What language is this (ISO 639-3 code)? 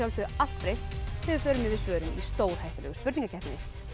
isl